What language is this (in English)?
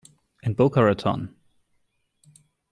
English